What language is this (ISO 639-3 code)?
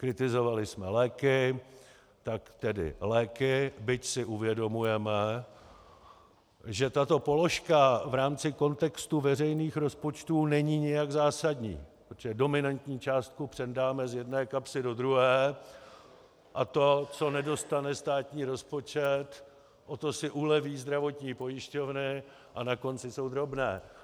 ces